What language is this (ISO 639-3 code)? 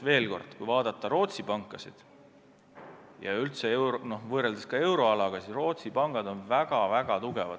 est